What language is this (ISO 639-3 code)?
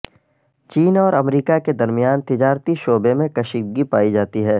urd